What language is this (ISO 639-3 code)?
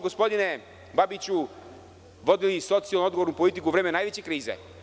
srp